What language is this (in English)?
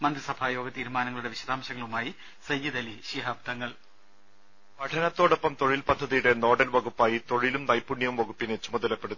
Malayalam